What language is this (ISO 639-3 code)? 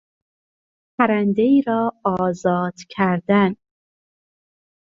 fas